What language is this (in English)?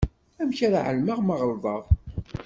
Kabyle